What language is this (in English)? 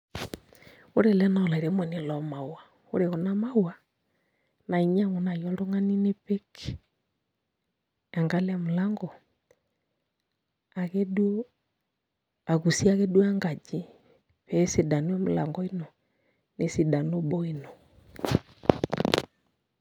Masai